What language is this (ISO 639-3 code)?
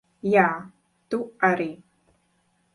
lav